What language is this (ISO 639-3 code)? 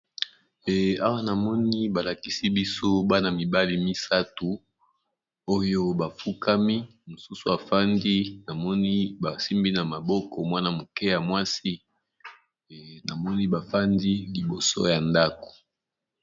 lin